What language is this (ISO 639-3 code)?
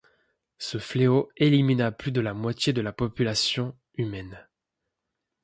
fra